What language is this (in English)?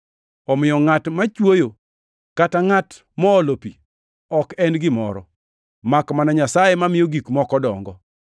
Luo (Kenya and Tanzania)